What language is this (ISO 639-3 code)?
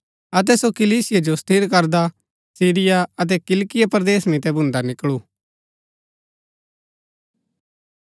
gbk